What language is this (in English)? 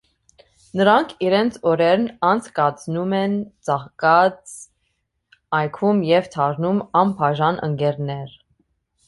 Armenian